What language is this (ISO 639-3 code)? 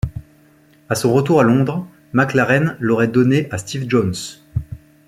fra